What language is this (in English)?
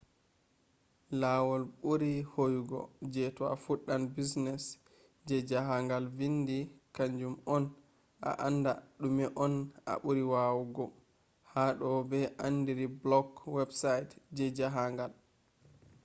Fula